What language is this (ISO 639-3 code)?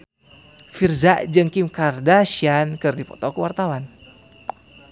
sun